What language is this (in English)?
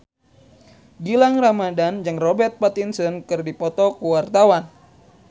Sundanese